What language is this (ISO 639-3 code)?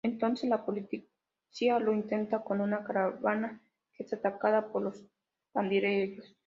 spa